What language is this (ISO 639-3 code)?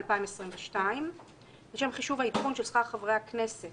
heb